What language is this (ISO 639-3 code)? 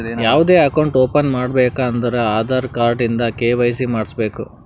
kan